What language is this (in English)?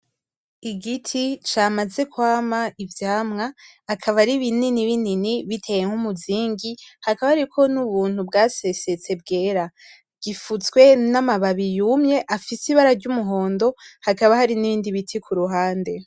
Rundi